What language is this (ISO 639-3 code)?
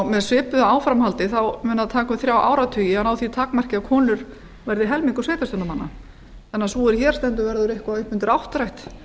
isl